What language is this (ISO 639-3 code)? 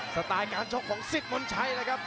tha